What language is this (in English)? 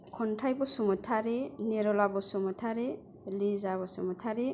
Bodo